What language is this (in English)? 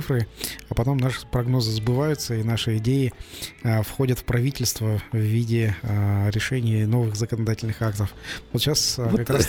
Russian